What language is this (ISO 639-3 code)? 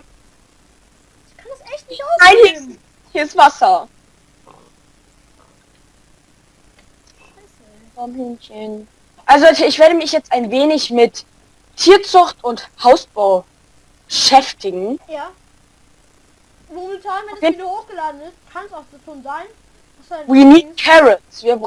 deu